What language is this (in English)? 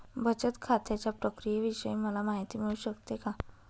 Marathi